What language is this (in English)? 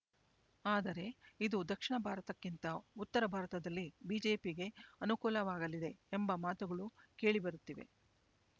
Kannada